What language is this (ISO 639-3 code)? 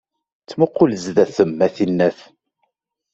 kab